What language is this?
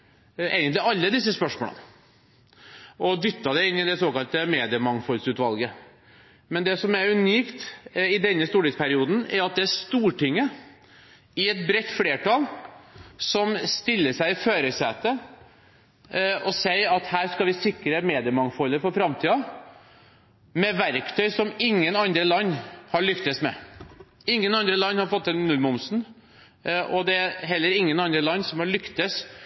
Norwegian Bokmål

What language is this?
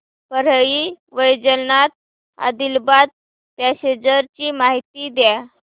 Marathi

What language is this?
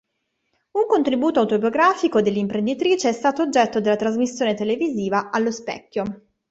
Italian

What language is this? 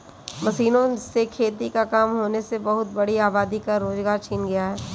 Hindi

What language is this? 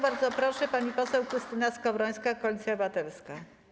Polish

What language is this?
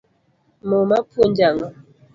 Luo (Kenya and Tanzania)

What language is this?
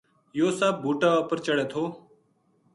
Gujari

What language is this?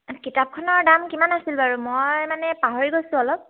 Assamese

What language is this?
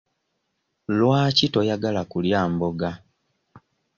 Ganda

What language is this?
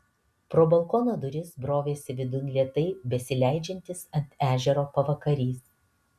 Lithuanian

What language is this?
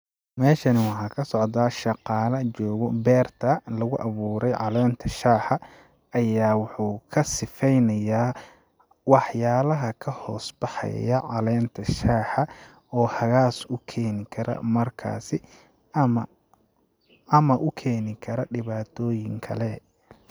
Somali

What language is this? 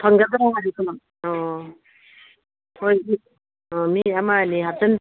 Manipuri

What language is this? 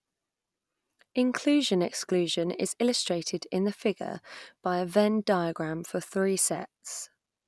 English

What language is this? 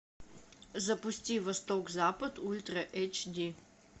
Russian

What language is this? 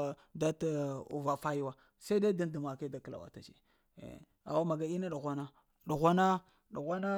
Lamang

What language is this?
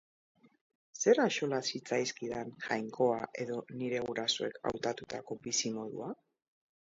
Basque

